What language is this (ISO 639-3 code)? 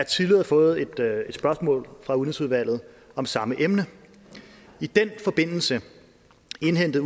dan